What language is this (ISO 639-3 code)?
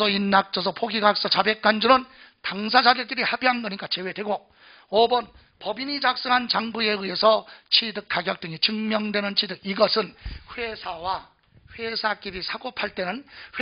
kor